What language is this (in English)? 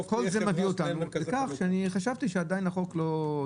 Hebrew